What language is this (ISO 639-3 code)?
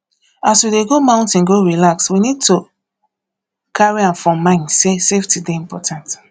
pcm